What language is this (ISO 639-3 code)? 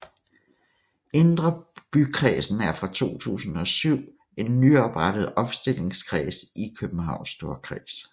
dan